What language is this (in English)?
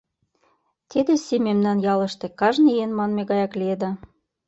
Mari